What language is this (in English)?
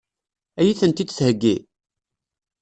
Kabyle